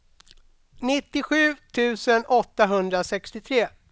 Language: Swedish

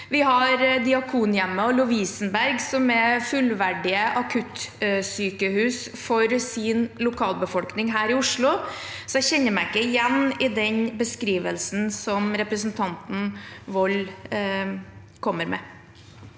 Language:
Norwegian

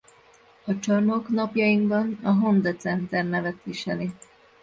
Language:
Hungarian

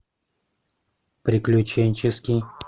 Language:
Russian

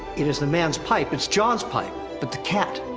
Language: English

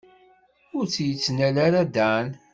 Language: Kabyle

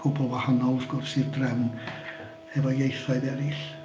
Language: Welsh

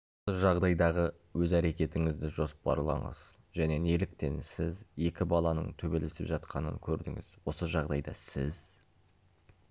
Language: Kazakh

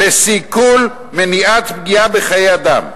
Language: Hebrew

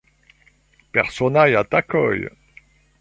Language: Esperanto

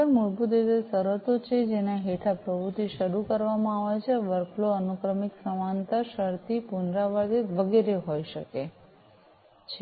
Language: Gujarati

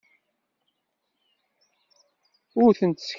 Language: Kabyle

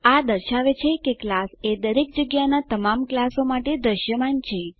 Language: Gujarati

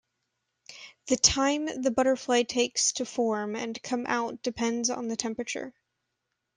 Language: English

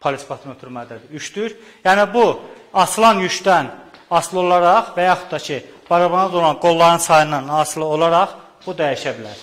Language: Turkish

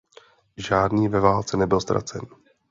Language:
Czech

